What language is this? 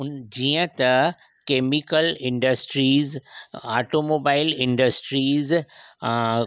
Sindhi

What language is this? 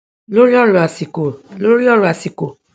Yoruba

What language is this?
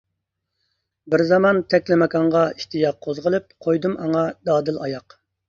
Uyghur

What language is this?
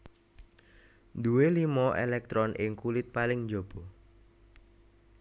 Javanese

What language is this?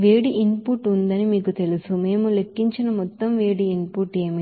Telugu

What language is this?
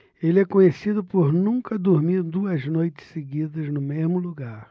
Portuguese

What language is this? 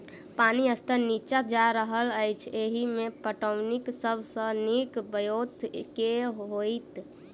Maithili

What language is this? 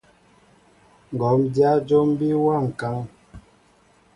Mbo (Cameroon)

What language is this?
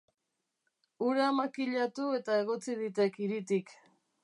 Basque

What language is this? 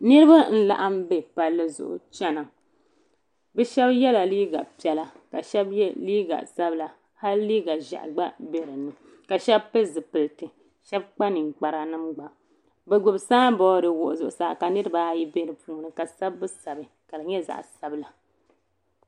Dagbani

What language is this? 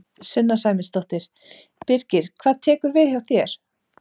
Icelandic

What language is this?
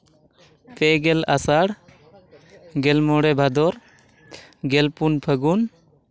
Santali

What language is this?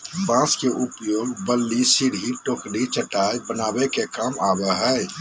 Magahi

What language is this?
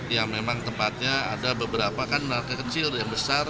Indonesian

